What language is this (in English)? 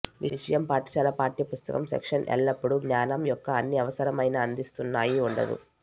Telugu